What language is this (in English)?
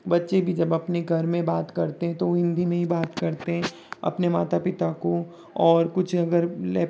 Hindi